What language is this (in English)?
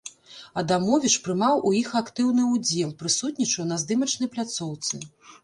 Belarusian